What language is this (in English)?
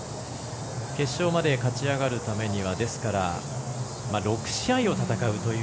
Japanese